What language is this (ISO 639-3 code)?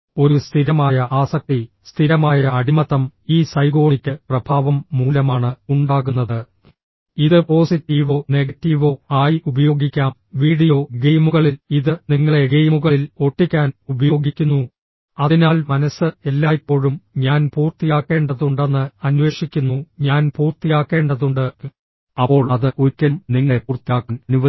mal